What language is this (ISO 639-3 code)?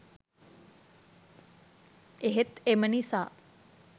sin